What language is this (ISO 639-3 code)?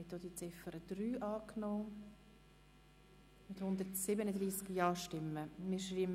gsw